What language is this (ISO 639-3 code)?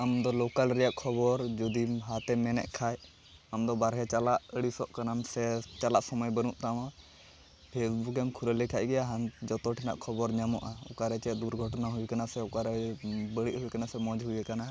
sat